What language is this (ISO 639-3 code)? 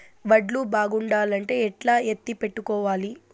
tel